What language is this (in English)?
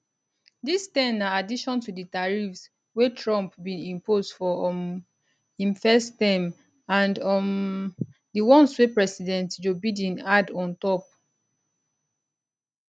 Nigerian Pidgin